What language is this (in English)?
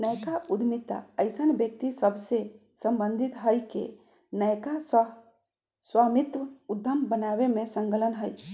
Magahi